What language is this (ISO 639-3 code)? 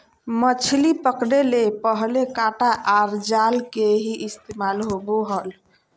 mag